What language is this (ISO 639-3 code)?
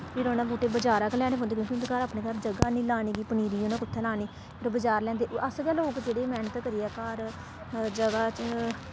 doi